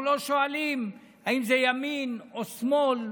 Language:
Hebrew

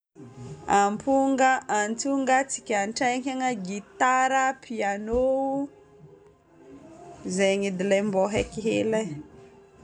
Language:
Northern Betsimisaraka Malagasy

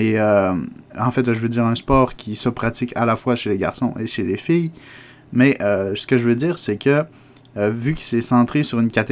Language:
French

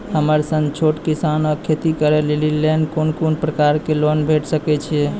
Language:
Maithili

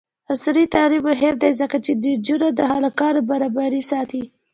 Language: Pashto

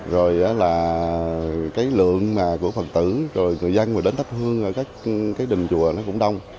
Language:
Vietnamese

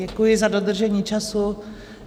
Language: Czech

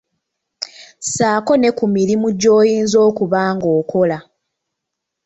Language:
Ganda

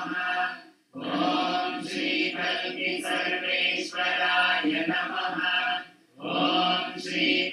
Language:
Ukrainian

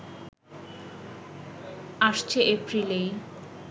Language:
Bangla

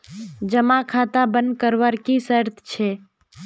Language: Magahi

